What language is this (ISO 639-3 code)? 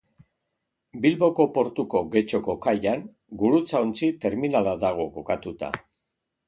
eus